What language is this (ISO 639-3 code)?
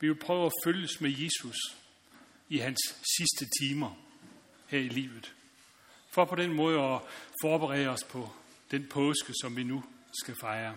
dan